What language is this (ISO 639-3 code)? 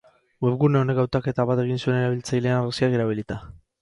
eus